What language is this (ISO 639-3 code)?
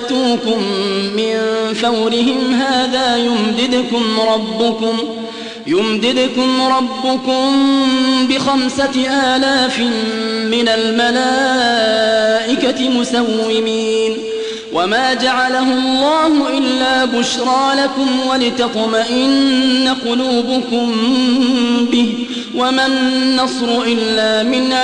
ara